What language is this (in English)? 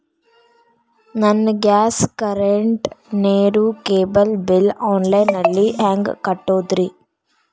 Kannada